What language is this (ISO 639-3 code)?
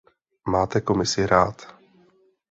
ces